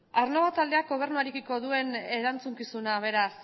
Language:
Basque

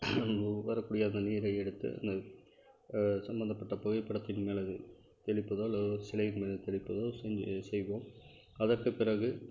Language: Tamil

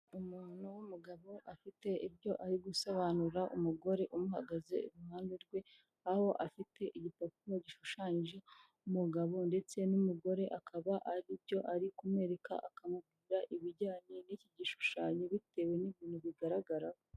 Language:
Kinyarwanda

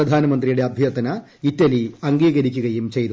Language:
Malayalam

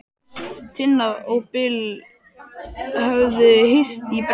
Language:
Icelandic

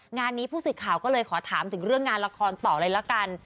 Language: Thai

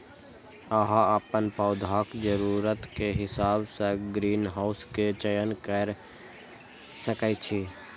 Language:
Maithili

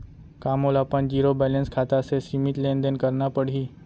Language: Chhattisgarhi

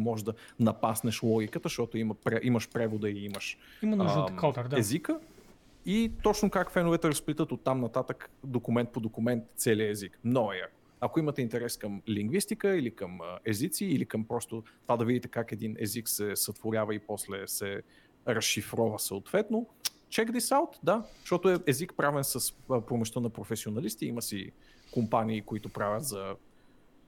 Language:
Bulgarian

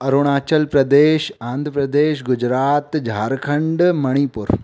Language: Sindhi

